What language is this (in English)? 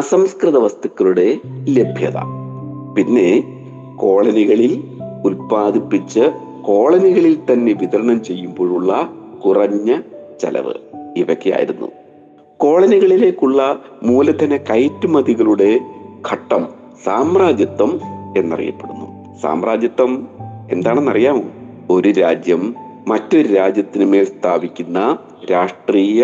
Malayalam